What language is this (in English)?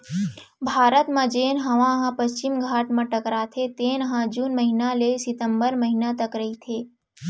Chhattisgarhi